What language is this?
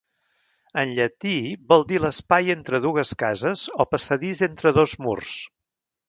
Catalan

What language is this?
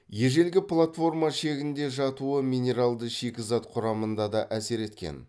Kazakh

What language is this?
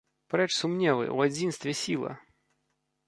Belarusian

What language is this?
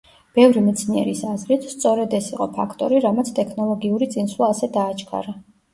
Georgian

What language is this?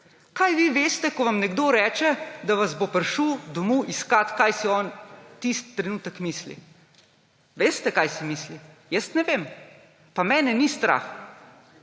Slovenian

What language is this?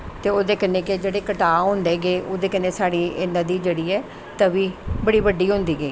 Dogri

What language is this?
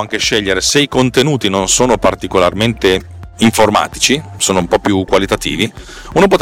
Italian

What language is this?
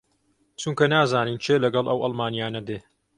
Central Kurdish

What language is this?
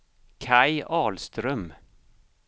Swedish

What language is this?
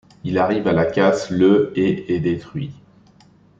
French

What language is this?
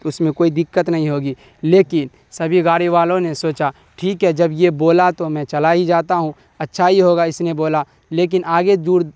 Urdu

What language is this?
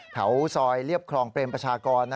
Thai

